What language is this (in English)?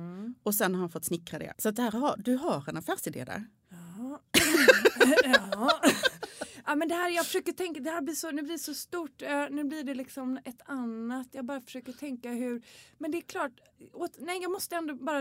Swedish